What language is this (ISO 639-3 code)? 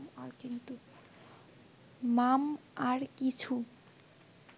ben